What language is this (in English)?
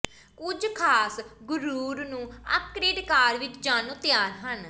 Punjabi